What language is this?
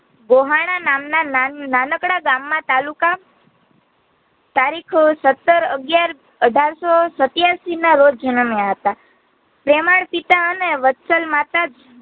Gujarati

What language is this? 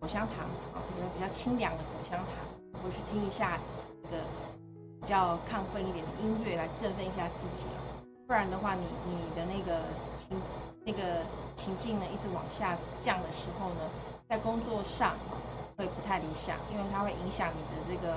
Chinese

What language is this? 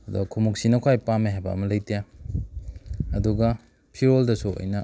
Manipuri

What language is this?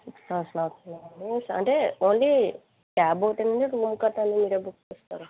Telugu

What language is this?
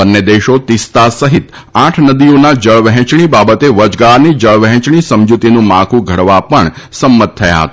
Gujarati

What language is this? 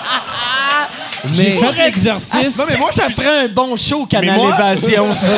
French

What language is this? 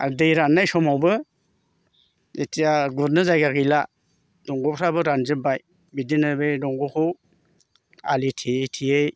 Bodo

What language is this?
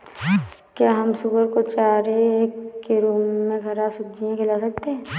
Hindi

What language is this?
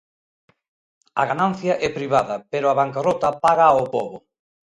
Galician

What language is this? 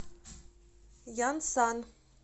Russian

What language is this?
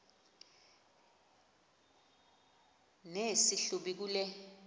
Xhosa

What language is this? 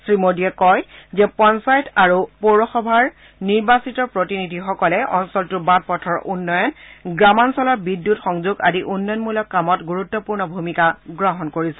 Assamese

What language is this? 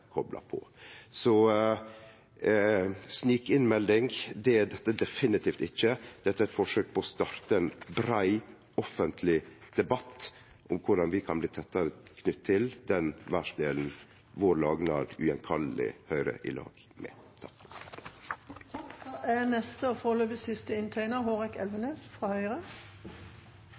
Norwegian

